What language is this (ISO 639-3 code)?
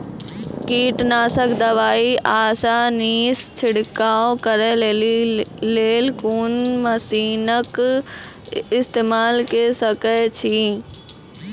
mai